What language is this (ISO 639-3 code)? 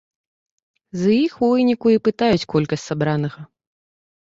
bel